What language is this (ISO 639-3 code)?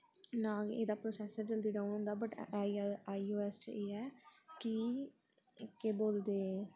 doi